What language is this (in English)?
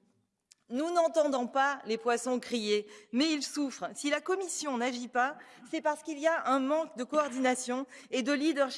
French